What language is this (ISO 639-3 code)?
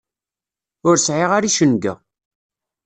kab